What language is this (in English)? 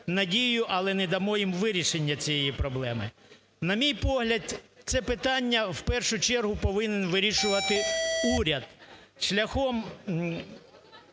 Ukrainian